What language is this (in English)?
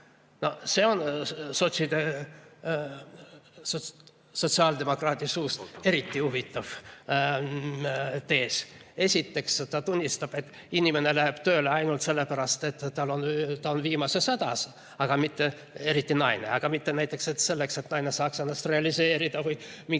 Estonian